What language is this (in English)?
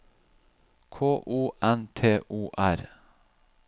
Norwegian